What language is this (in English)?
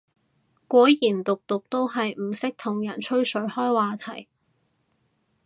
Cantonese